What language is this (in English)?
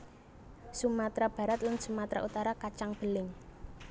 Javanese